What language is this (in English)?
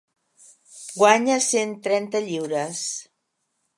Catalan